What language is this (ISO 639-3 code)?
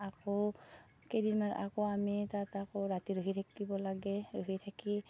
asm